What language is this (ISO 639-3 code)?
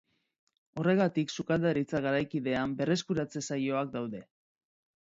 eus